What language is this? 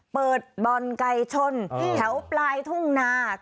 Thai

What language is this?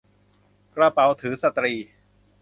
Thai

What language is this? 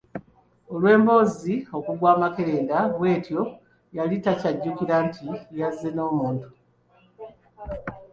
Ganda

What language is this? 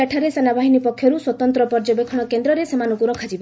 Odia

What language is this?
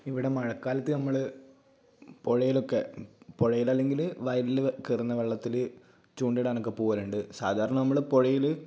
Malayalam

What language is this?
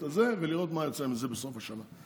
Hebrew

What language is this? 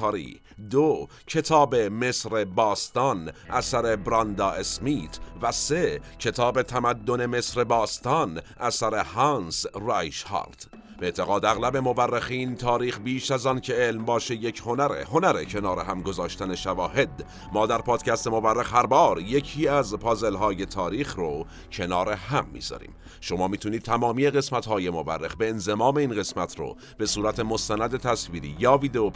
Persian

